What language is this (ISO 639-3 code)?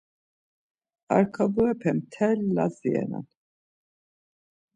lzz